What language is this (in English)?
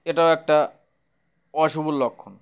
Bangla